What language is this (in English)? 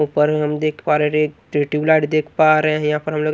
Hindi